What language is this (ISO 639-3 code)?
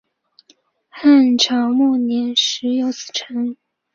zho